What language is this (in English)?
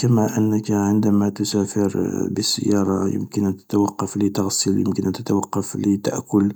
Algerian Arabic